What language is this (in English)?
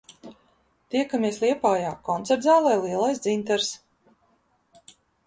Latvian